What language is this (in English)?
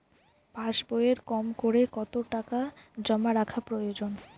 Bangla